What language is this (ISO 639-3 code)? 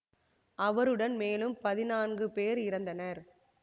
tam